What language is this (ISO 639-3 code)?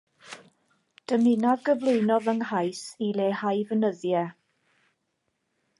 cym